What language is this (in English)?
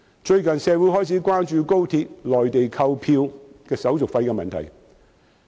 Cantonese